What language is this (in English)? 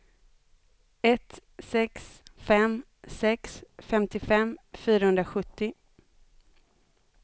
Swedish